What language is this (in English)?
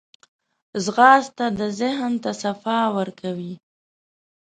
Pashto